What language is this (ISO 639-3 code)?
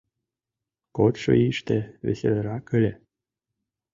chm